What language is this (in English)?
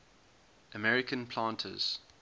English